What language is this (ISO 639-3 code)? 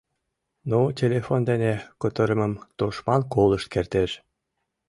chm